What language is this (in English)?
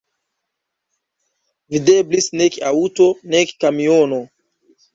Esperanto